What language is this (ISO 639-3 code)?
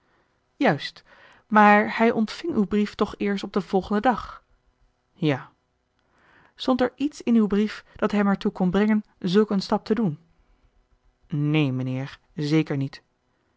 nld